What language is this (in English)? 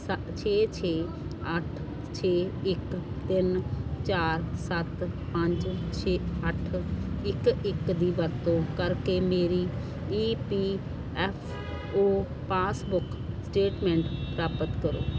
Punjabi